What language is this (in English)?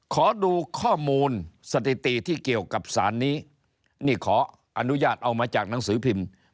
Thai